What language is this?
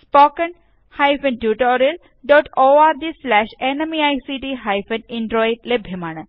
Malayalam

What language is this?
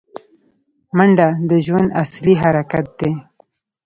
Pashto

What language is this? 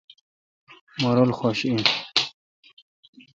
Kalkoti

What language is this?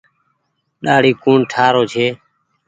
Goaria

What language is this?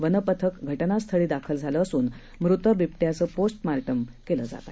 Marathi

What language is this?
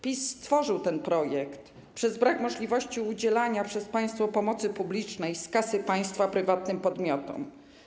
Polish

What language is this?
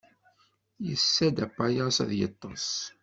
Kabyle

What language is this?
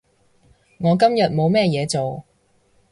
Cantonese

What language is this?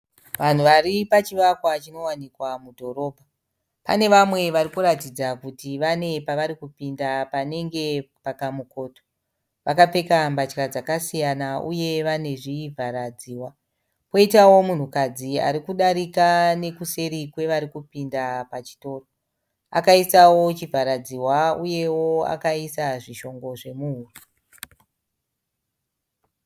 Shona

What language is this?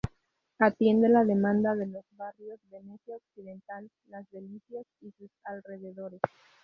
Spanish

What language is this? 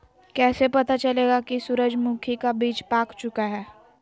Magahi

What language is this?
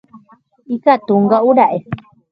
Guarani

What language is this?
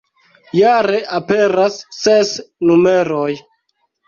Esperanto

